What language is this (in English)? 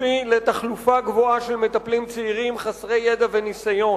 Hebrew